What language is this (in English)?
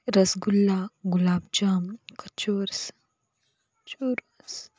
Marathi